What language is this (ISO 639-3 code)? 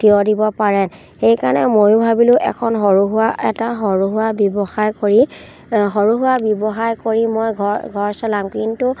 asm